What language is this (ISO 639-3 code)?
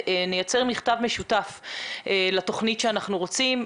heb